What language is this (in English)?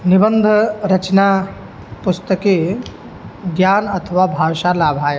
Sanskrit